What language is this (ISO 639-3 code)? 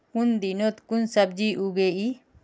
mag